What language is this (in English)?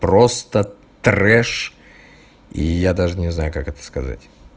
Russian